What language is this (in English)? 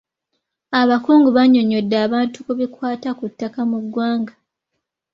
Ganda